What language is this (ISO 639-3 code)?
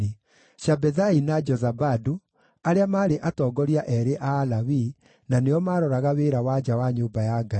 kik